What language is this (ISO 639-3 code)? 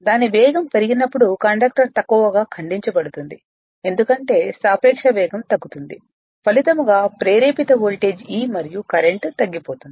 tel